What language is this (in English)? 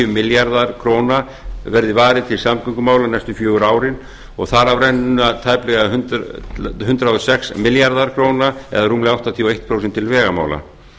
Icelandic